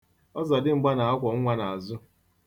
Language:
Igbo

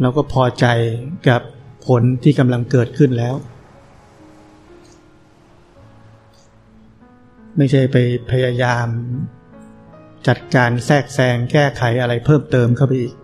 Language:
Thai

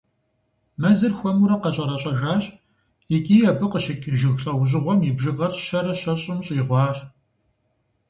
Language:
Kabardian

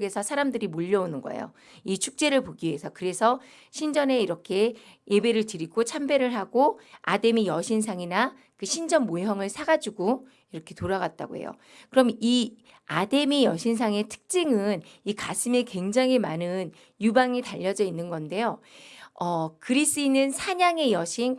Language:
Korean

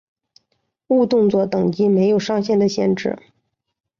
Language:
Chinese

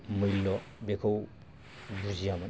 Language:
Bodo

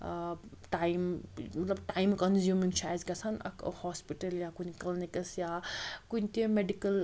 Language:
Kashmiri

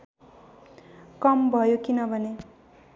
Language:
Nepali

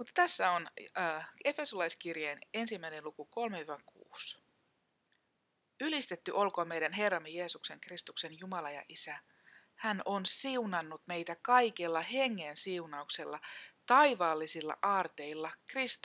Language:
Finnish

